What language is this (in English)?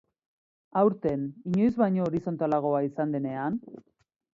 Basque